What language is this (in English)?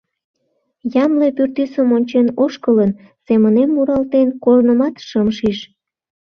Mari